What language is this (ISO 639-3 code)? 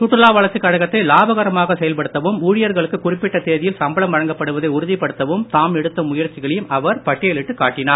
tam